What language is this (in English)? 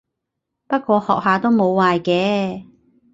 Cantonese